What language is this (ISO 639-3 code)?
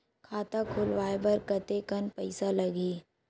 hne